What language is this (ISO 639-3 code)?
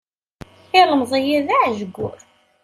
kab